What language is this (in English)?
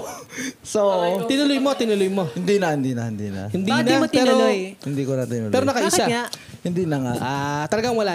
Filipino